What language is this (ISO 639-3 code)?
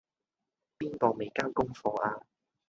yue